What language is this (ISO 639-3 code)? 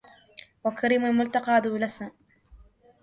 ara